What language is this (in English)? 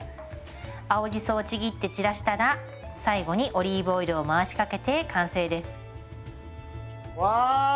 Japanese